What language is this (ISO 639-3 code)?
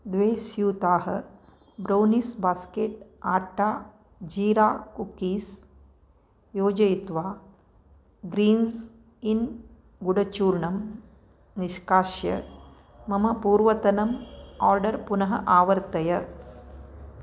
san